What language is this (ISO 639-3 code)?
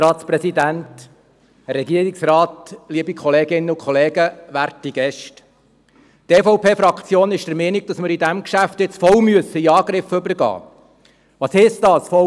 gsw